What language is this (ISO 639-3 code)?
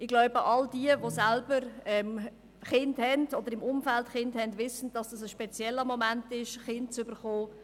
gsw